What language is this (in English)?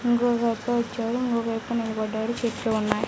Telugu